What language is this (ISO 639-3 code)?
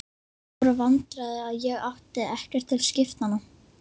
isl